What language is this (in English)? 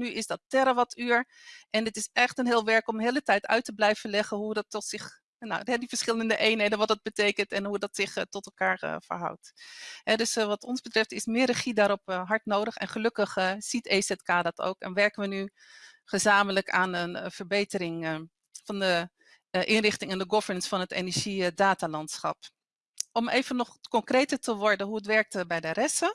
Dutch